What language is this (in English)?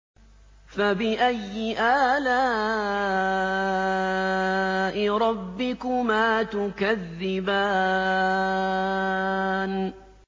Arabic